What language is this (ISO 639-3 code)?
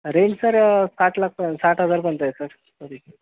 mar